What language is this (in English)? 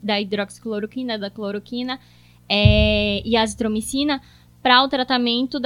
Portuguese